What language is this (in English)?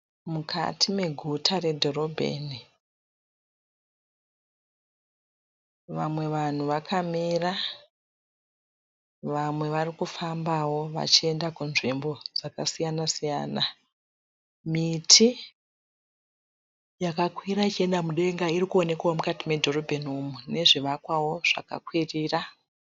Shona